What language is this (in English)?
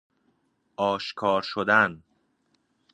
Persian